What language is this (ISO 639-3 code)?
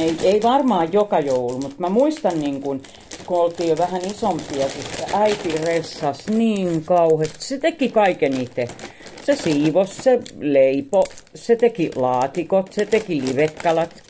fin